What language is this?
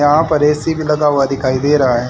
Hindi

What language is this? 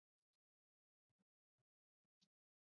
Chinese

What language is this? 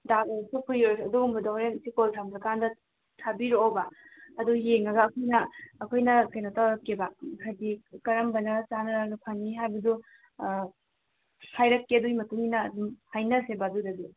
Manipuri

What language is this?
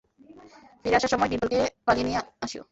Bangla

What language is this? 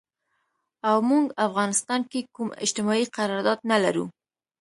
Pashto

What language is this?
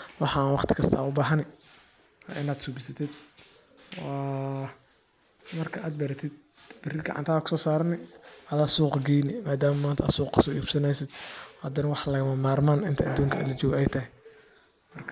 Somali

